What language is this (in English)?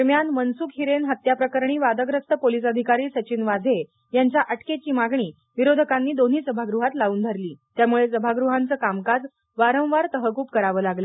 Marathi